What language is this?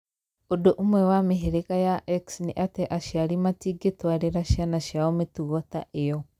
Kikuyu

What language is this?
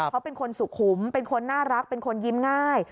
Thai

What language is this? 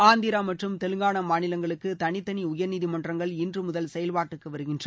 Tamil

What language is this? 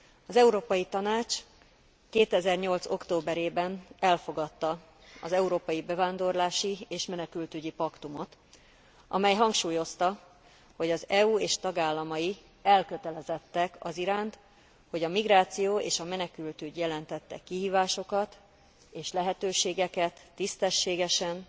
Hungarian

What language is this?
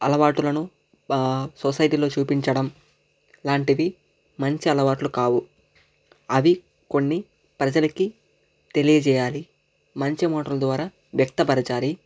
Telugu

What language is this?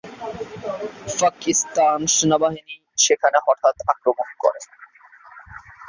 Bangla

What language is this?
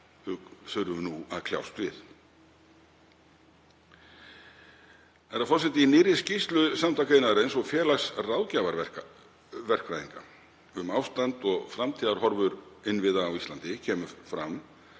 Icelandic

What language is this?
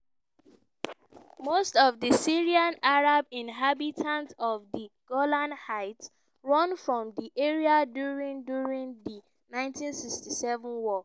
Nigerian Pidgin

